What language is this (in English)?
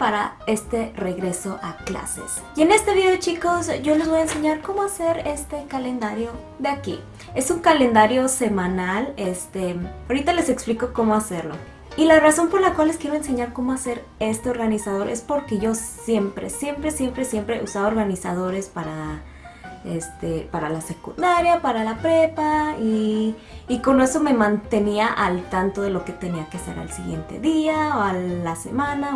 Spanish